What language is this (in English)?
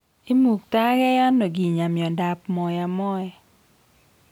Kalenjin